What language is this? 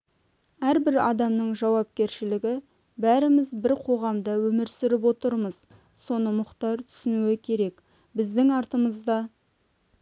Kazakh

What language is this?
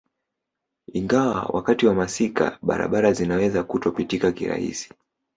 Swahili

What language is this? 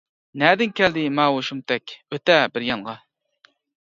Uyghur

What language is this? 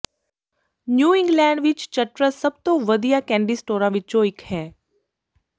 Punjabi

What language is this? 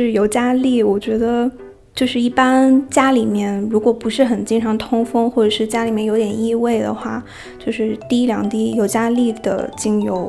Chinese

